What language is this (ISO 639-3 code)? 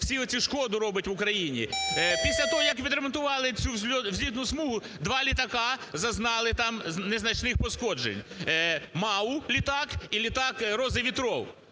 ukr